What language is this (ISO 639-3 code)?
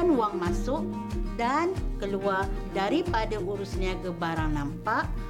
msa